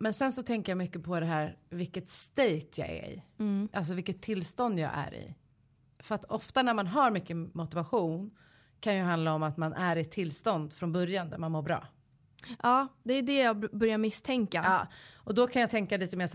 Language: Swedish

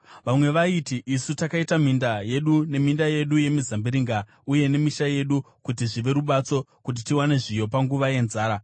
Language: Shona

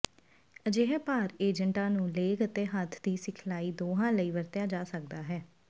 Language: Punjabi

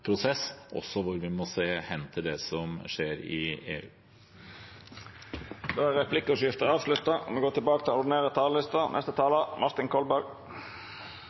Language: Norwegian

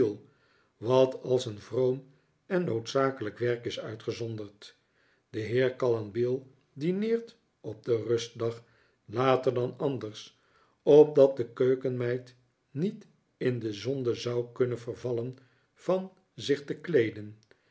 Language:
Dutch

